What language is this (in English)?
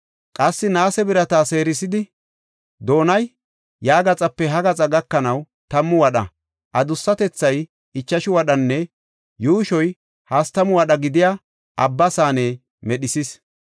Gofa